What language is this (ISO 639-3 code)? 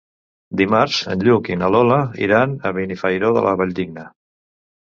cat